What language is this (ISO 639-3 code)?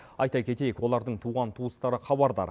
kaz